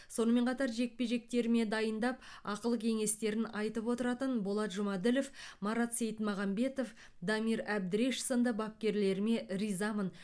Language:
Kazakh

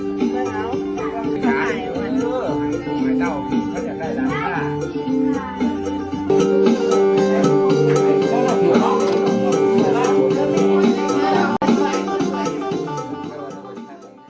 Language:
Thai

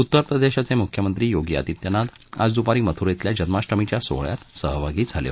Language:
Marathi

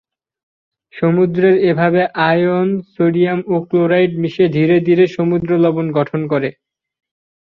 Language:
Bangla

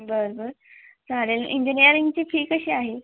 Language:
Marathi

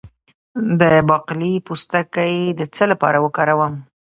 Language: Pashto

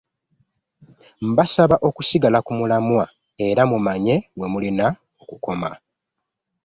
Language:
Ganda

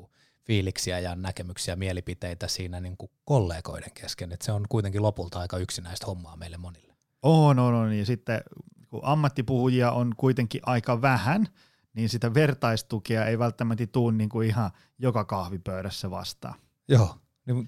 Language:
Finnish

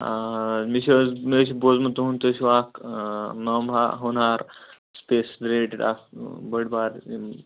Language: Kashmiri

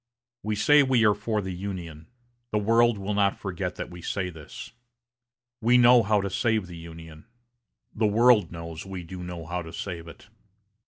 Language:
English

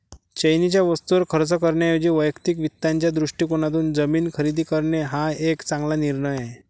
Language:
Marathi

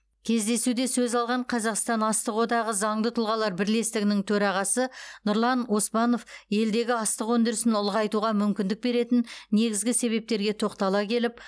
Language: Kazakh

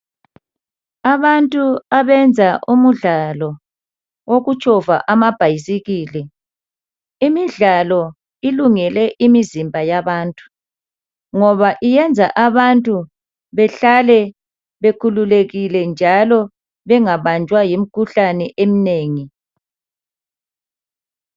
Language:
North Ndebele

